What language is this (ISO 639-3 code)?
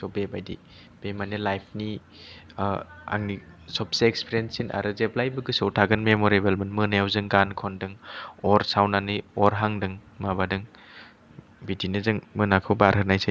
brx